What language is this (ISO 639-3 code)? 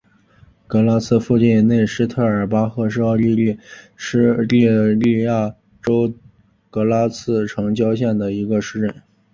zho